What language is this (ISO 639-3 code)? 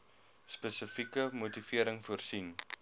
afr